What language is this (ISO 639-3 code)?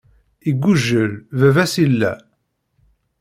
kab